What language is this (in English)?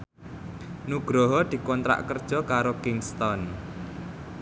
Javanese